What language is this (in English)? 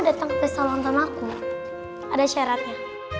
Indonesian